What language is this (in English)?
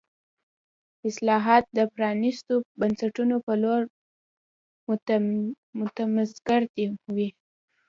Pashto